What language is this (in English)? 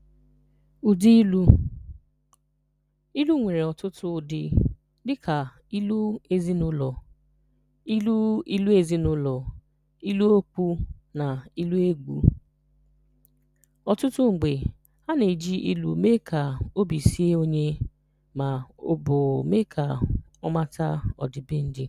Igbo